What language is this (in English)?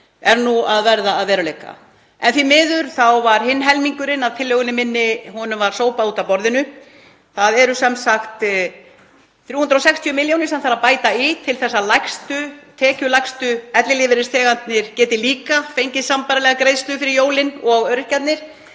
Icelandic